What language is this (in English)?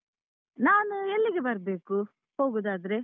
Kannada